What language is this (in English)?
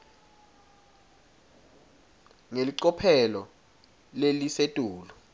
Swati